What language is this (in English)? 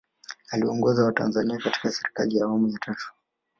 Swahili